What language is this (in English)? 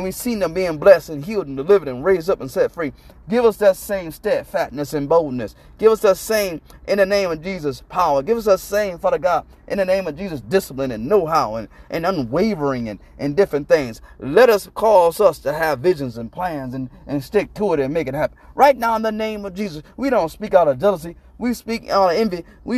English